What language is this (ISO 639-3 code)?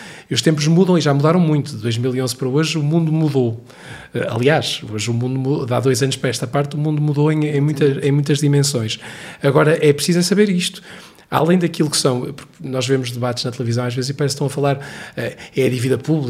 por